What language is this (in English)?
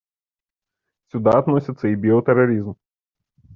Russian